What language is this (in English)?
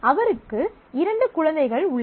Tamil